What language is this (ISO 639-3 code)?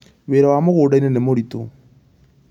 kik